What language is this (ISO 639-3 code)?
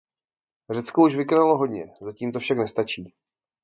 ces